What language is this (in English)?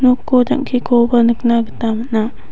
Garo